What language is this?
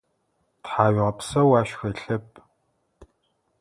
Adyghe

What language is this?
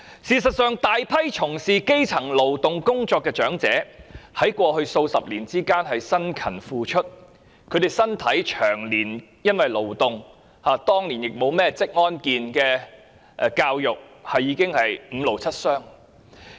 Cantonese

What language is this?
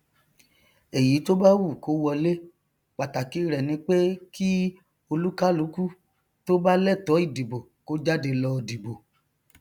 Yoruba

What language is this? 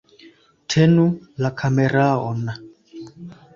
Esperanto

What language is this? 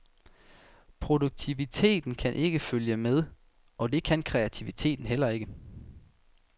Danish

